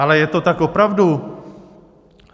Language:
Czech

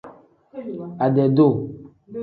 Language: Tem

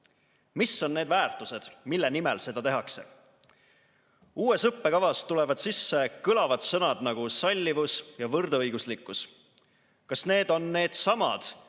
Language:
Estonian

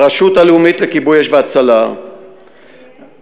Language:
Hebrew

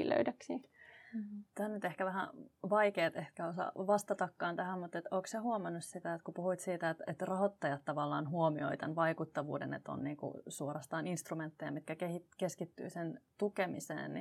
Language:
Finnish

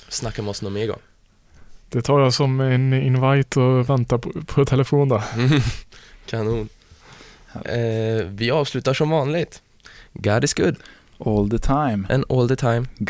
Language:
Swedish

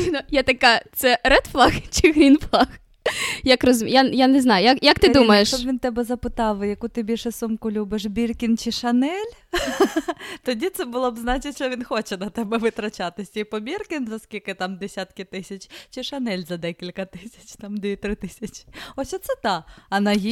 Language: Ukrainian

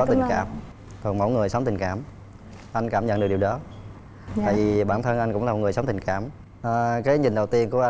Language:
Vietnamese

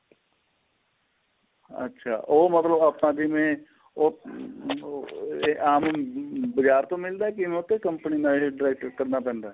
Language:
Punjabi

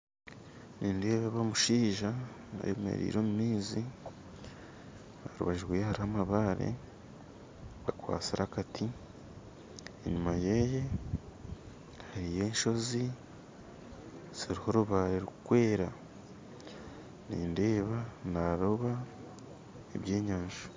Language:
Nyankole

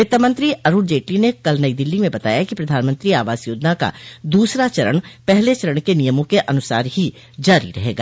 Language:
Hindi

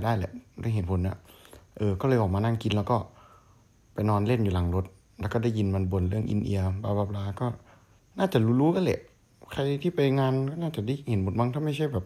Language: Thai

